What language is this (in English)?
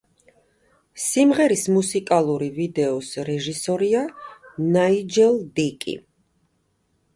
Georgian